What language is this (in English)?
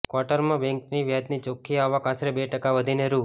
Gujarati